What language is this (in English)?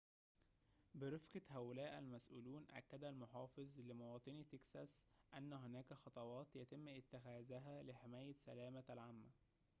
Arabic